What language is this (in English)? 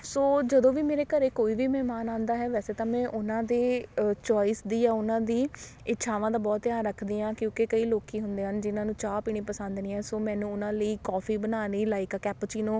Punjabi